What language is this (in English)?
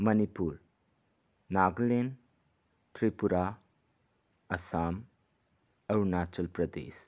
Manipuri